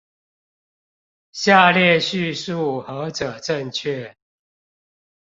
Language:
Chinese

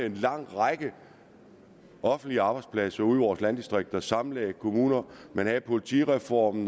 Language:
Danish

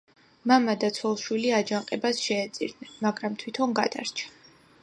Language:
Georgian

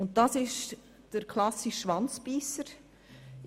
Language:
Swiss German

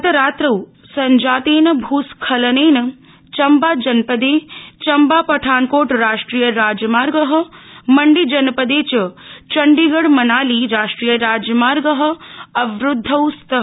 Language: Sanskrit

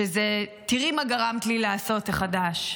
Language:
Hebrew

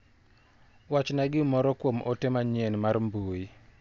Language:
Luo (Kenya and Tanzania)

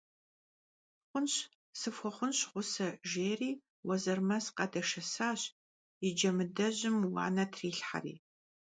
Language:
Kabardian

